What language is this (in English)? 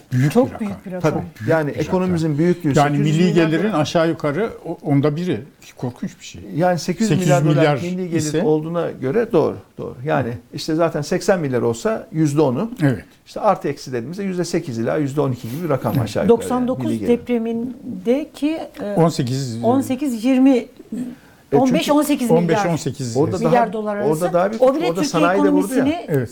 Turkish